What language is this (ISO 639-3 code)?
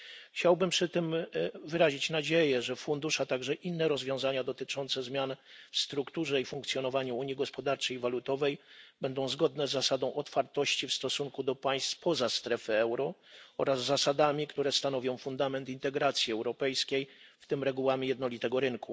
pol